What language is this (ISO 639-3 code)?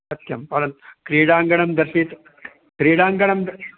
san